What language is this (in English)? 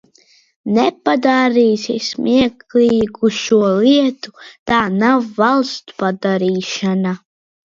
Latvian